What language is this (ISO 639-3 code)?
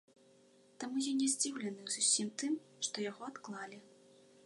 bel